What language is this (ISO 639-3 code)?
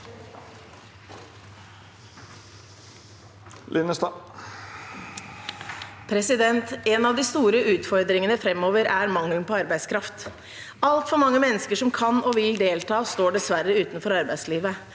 nor